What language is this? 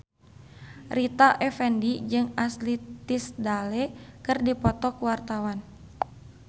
Sundanese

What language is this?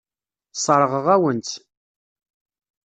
Kabyle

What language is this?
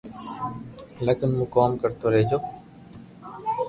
Loarki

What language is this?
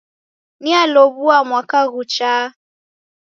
Taita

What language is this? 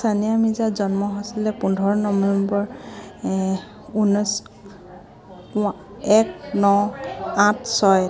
Assamese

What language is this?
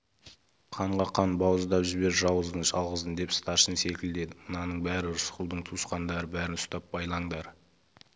Kazakh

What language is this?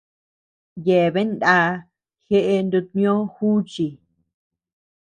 Tepeuxila Cuicatec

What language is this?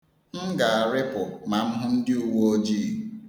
Igbo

